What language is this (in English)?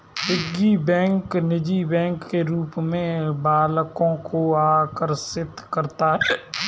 Hindi